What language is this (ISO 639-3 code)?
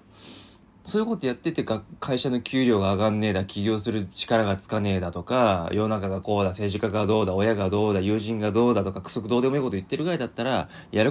jpn